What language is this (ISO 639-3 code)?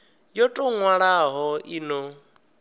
ven